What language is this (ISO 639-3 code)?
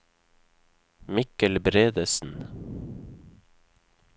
nor